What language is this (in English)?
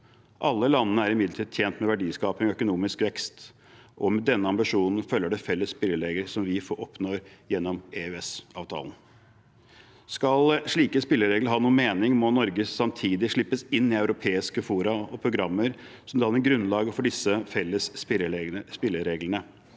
Norwegian